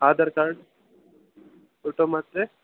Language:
Kannada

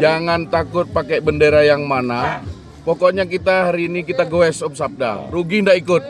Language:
Indonesian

